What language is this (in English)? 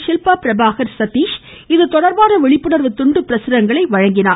Tamil